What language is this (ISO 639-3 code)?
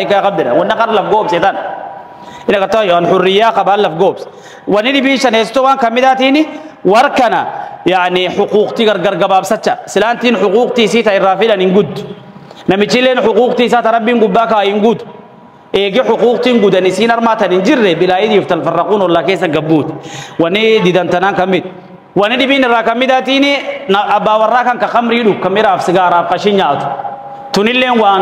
ara